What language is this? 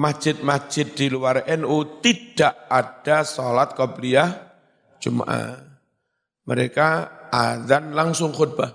Indonesian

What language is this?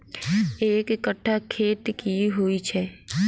Maithili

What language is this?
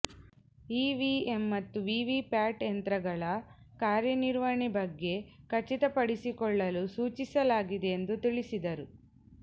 Kannada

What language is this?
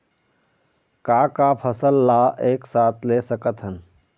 Chhattisgarhi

